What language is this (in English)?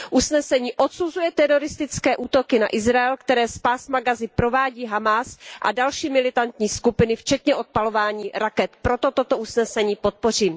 Czech